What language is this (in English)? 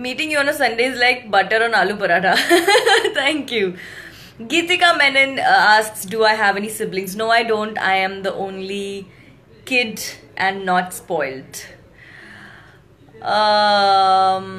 English